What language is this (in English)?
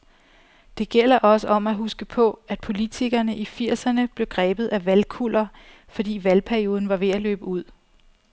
Danish